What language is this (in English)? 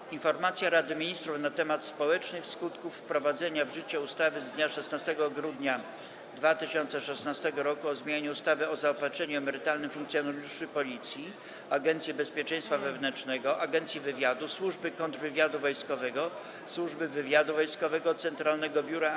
Polish